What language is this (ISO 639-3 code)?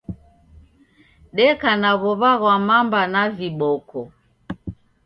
dav